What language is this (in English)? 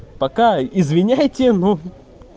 Russian